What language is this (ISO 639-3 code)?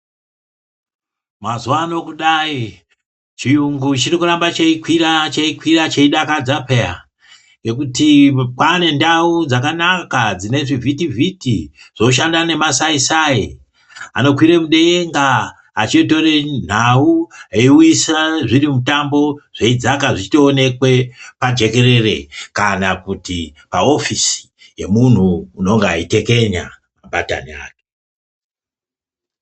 ndc